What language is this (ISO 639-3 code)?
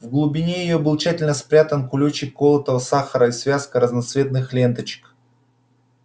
rus